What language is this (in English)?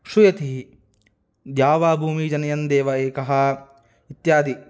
Sanskrit